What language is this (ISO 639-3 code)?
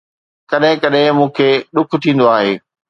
snd